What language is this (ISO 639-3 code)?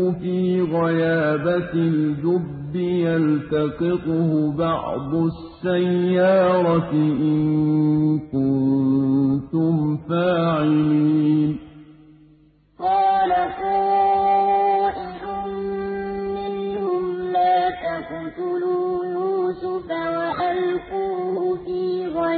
ara